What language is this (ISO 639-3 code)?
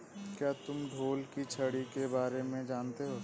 hin